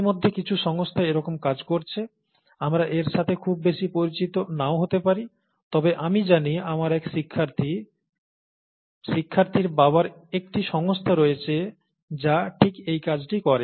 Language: Bangla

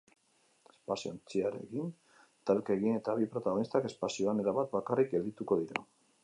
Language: Basque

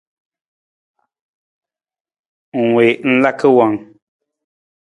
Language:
Nawdm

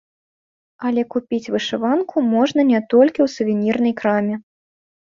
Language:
Belarusian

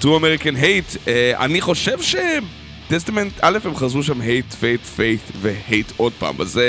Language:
Hebrew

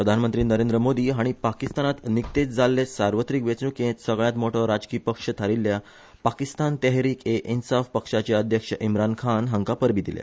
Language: Konkani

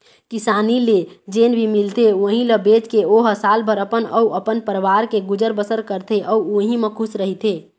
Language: Chhattisgarhi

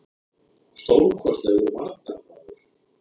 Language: Icelandic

